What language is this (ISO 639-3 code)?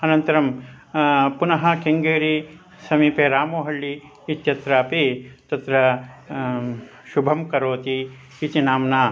san